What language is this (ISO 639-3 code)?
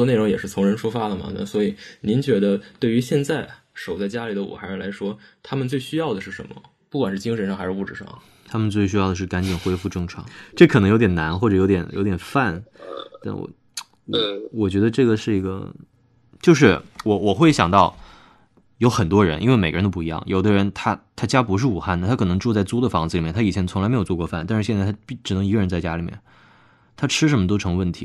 zho